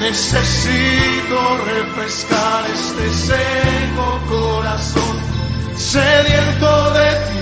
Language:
Spanish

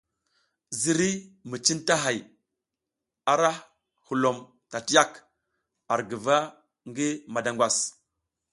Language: South Giziga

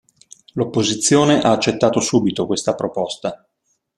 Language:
Italian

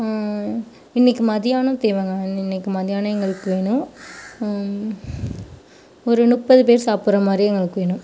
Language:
Tamil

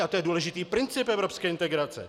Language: Czech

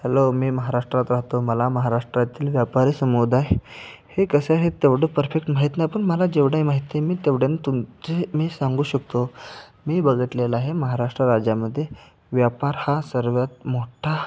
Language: Marathi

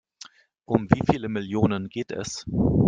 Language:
German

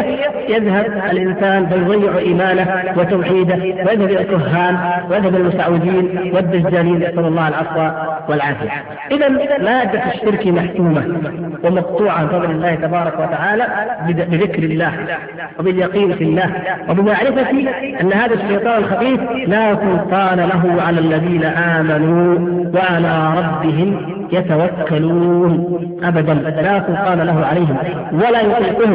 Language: Arabic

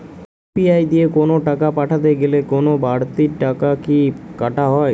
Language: Bangla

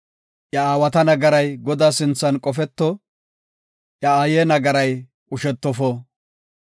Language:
Gofa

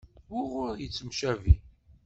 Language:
Kabyle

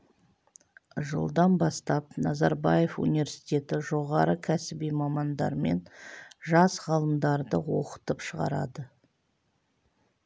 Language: Kazakh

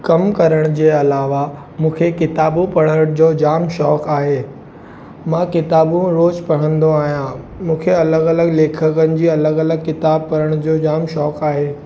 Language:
Sindhi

